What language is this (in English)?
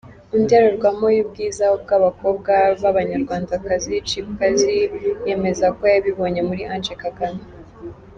Kinyarwanda